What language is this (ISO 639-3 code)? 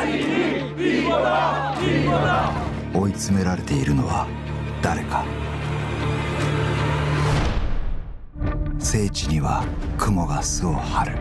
fas